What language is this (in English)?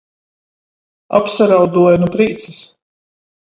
Latgalian